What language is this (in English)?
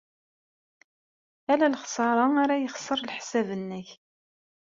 Kabyle